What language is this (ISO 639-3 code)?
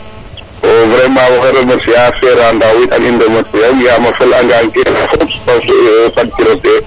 srr